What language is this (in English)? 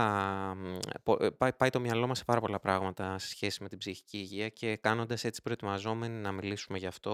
Greek